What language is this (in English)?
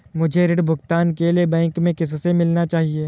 Hindi